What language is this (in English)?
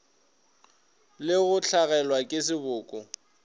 Northern Sotho